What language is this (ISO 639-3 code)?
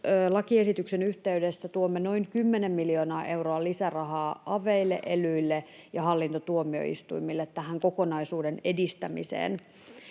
fin